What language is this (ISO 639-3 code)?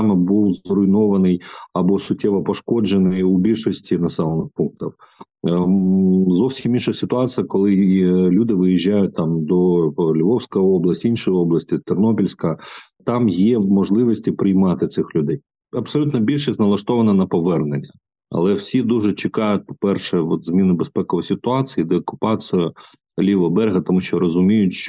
ukr